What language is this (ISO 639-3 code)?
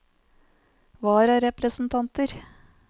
nor